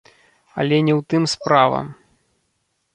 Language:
Belarusian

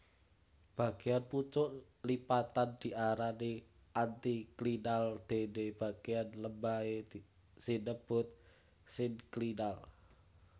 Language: Javanese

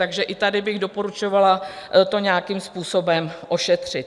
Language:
Czech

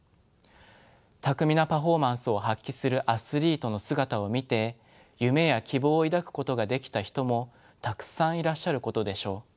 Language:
Japanese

